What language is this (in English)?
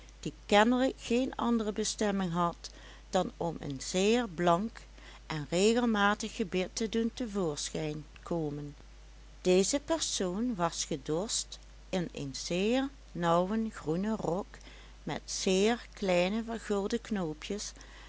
Dutch